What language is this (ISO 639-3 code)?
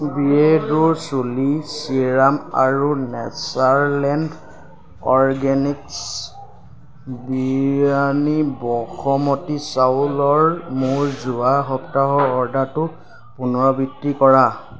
asm